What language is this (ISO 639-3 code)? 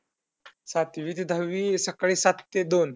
mar